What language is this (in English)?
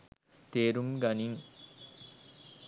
Sinhala